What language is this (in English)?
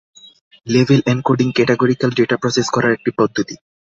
Bangla